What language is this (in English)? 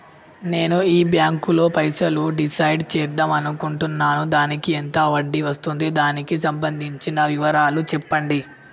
Telugu